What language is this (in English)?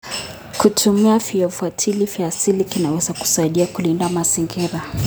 Kalenjin